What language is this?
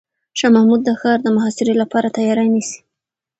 Pashto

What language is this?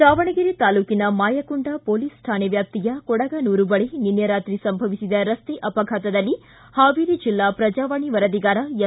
Kannada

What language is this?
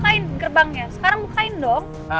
Indonesian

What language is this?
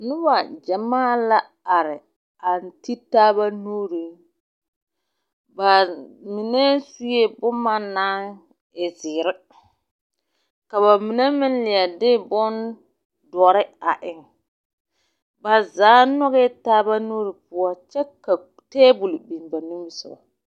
Southern Dagaare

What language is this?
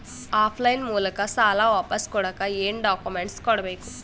Kannada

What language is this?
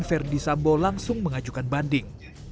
Indonesian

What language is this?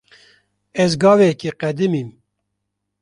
Kurdish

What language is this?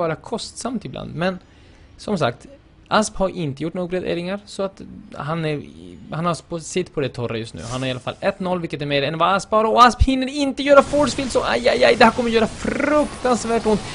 Swedish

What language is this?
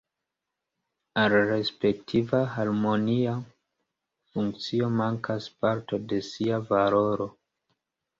Esperanto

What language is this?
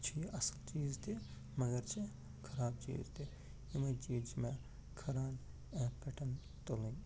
Kashmiri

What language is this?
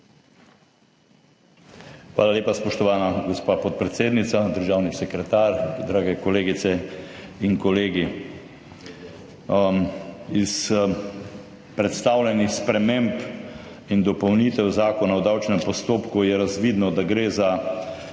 Slovenian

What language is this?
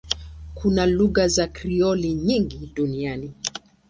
Swahili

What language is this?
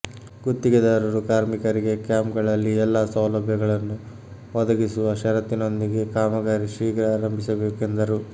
Kannada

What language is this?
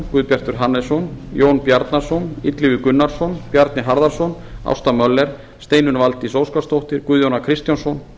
Icelandic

